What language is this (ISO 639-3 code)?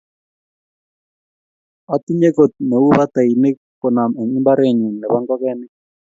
kln